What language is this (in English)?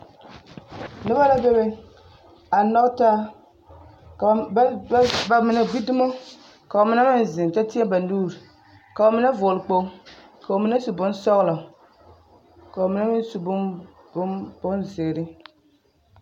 Southern Dagaare